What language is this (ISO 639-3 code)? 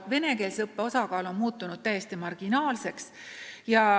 est